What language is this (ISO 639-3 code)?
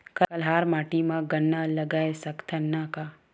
hne